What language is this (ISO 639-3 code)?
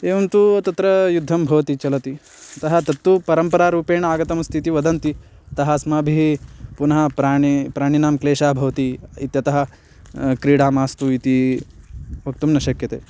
san